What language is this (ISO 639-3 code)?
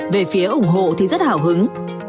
vie